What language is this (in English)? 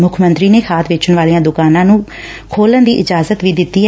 Punjabi